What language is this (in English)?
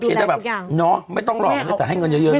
Thai